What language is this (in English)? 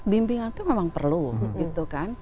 Indonesian